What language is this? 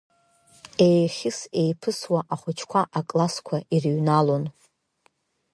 Abkhazian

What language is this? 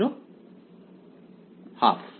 Bangla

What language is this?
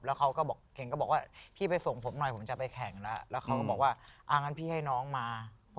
Thai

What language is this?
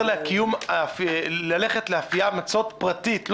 Hebrew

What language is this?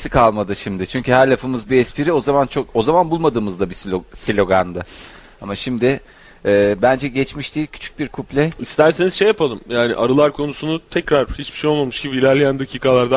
Turkish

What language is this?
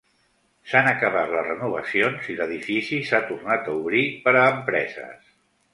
Catalan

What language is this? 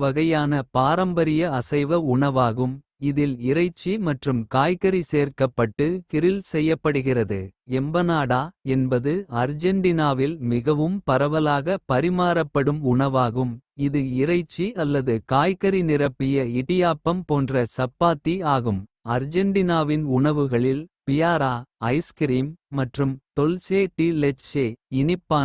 Kota (India)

